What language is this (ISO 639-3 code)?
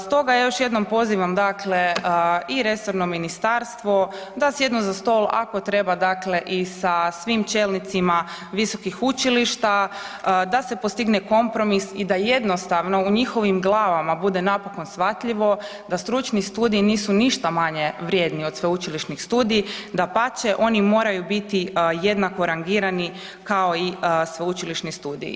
hrv